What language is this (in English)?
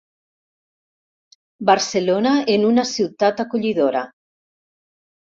Catalan